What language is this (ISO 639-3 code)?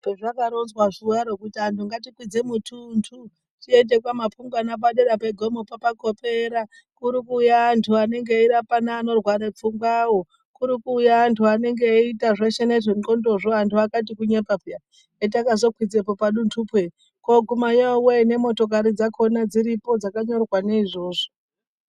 ndc